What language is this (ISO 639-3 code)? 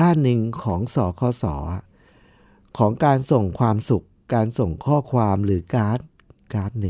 tha